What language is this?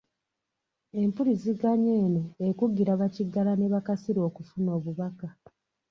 Ganda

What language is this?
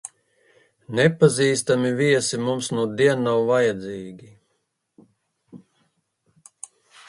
Latvian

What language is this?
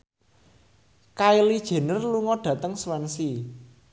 Javanese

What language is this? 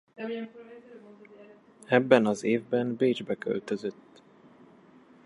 Hungarian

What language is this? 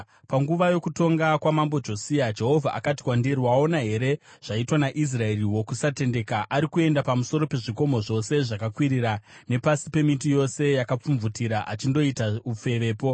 Shona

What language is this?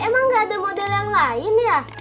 Indonesian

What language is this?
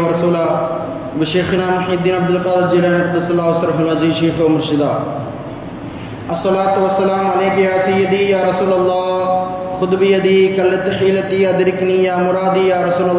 Tamil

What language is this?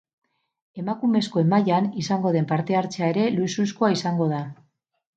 Basque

